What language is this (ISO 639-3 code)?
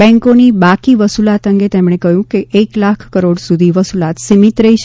guj